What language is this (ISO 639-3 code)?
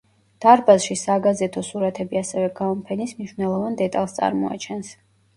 kat